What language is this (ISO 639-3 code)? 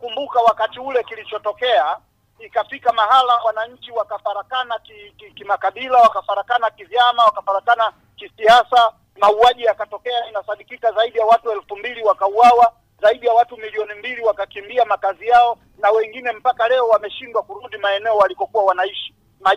swa